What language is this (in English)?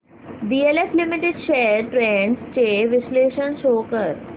Marathi